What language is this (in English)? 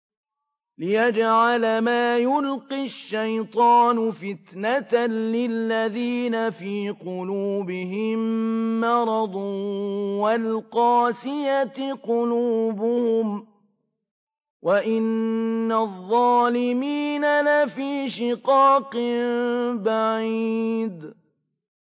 Arabic